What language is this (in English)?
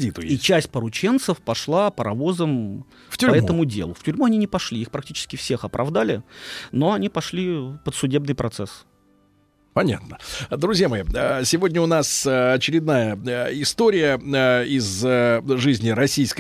Russian